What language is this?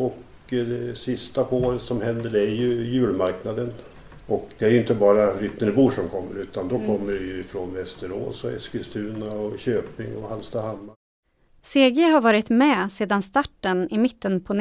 Swedish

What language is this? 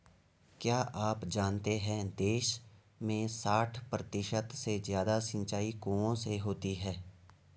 Hindi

